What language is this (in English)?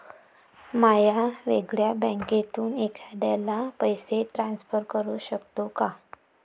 Marathi